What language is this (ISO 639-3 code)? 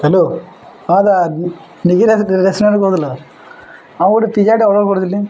ori